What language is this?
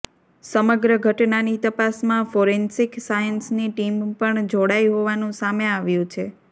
Gujarati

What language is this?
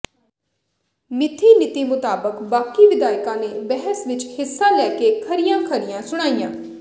Punjabi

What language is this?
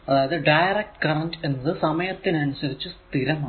Malayalam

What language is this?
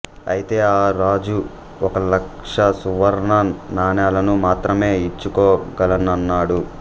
Telugu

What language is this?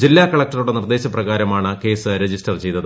Malayalam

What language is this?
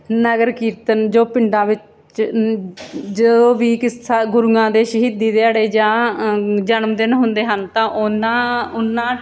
Punjabi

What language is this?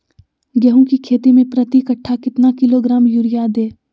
Magahi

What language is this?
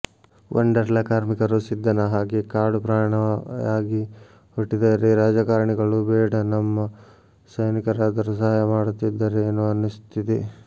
Kannada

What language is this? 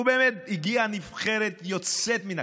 Hebrew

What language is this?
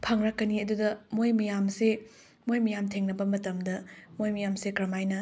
Manipuri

